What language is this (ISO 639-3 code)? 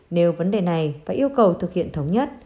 vie